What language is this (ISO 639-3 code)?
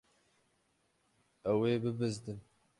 kur